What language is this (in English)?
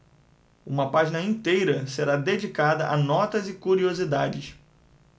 Portuguese